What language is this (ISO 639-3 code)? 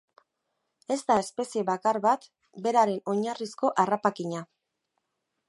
eus